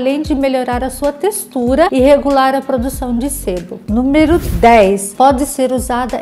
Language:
Portuguese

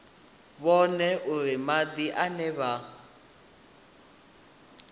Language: Venda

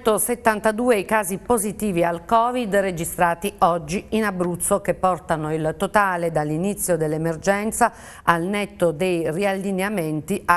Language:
Italian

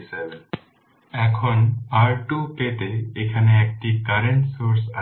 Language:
Bangla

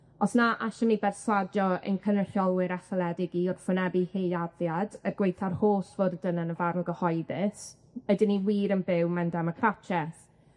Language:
Welsh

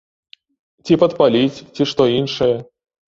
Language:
Belarusian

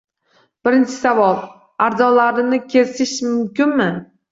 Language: Uzbek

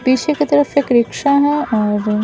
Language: Hindi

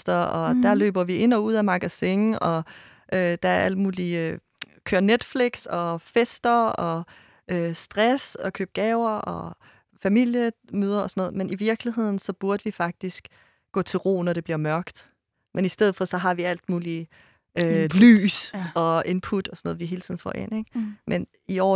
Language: Danish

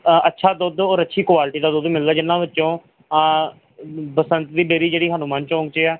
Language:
Punjabi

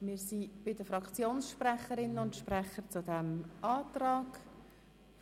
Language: Swiss German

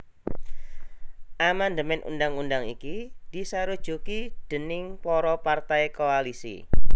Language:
Javanese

